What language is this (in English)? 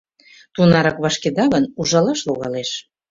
Mari